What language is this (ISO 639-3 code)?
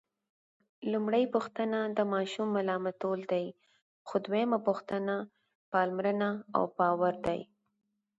pus